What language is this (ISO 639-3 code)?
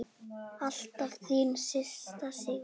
isl